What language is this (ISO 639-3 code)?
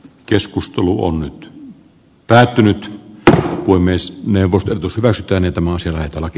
fin